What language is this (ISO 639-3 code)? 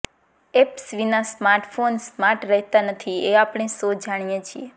guj